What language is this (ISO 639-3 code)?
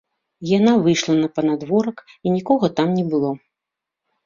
bel